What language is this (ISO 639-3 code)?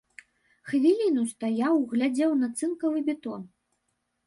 bel